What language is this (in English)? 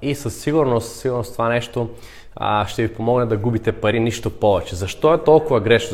Bulgarian